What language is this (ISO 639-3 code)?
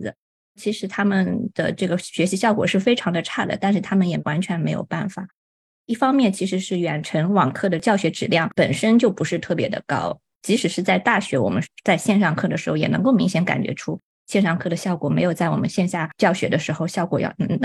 zho